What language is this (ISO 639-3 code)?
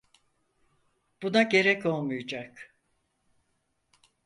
tur